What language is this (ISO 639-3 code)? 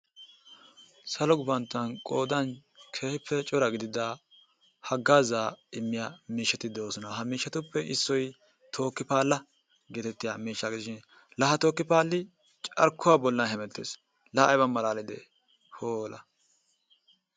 wal